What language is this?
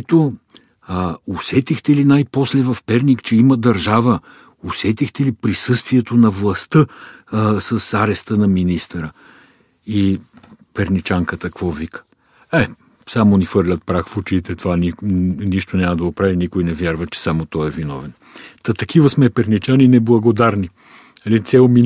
Bulgarian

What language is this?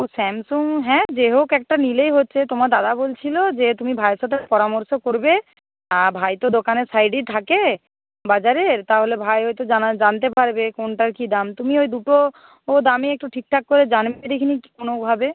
Bangla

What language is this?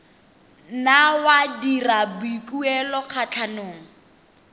Tswana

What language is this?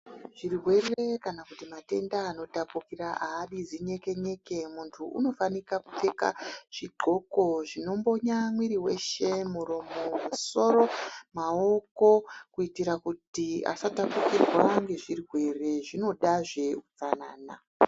Ndau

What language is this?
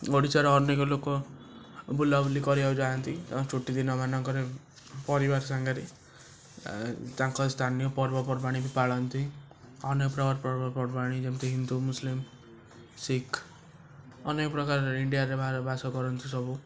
Odia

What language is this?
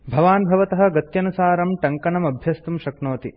Sanskrit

